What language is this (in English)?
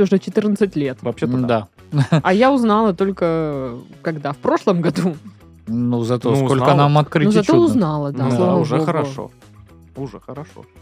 Russian